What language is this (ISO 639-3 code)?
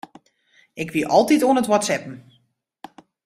fry